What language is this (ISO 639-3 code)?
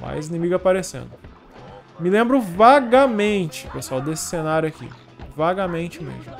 por